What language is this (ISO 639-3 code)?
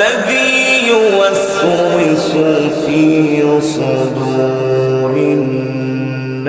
pus